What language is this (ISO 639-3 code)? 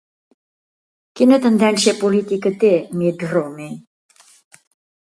cat